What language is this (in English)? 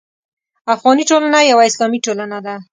Pashto